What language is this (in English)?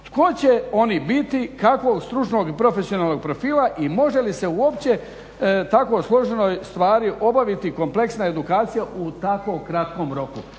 Croatian